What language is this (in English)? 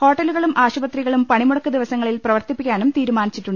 Malayalam